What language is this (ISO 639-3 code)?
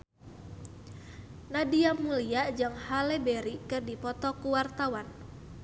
sun